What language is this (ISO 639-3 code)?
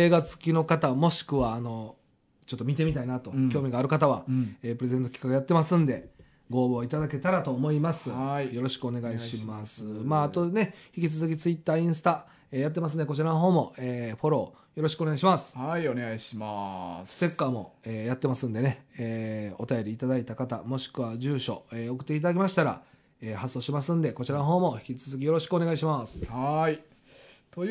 jpn